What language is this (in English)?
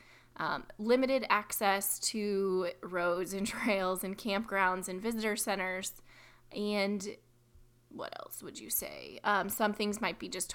English